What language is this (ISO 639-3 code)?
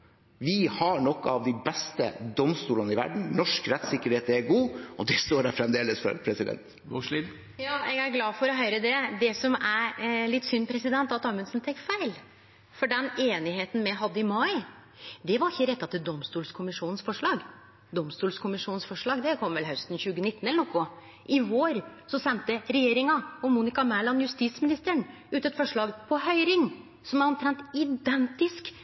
nor